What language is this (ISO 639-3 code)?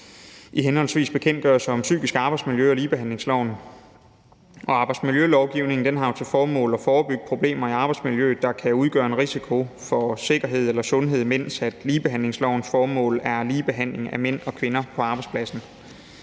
dan